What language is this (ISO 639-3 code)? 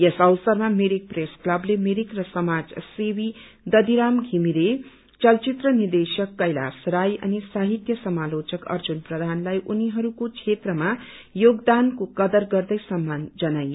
nep